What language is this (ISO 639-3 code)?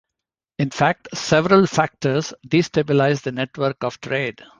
eng